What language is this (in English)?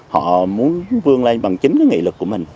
Vietnamese